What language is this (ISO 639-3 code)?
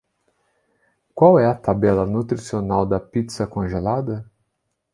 por